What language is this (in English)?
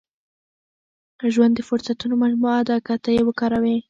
Pashto